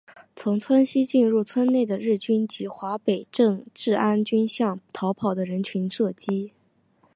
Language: Chinese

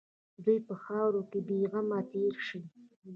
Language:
Pashto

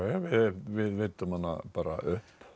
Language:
Icelandic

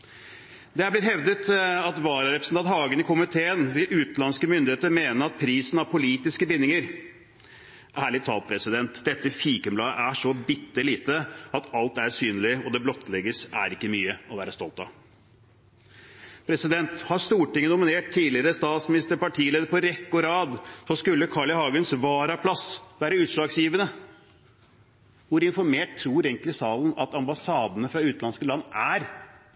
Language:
Norwegian Bokmål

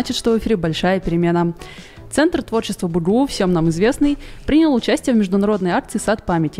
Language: Russian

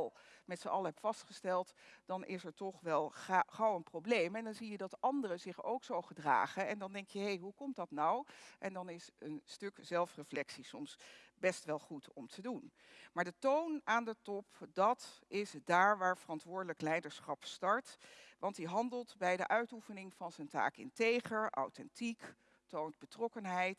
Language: Dutch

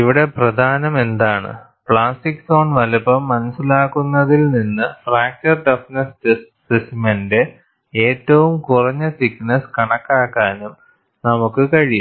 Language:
Malayalam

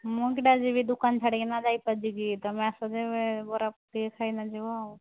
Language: Odia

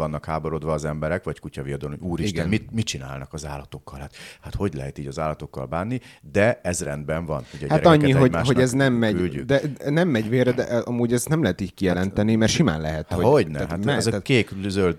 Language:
Hungarian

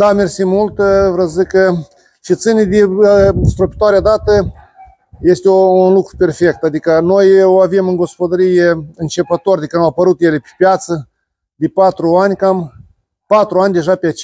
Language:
Romanian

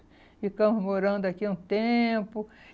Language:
Portuguese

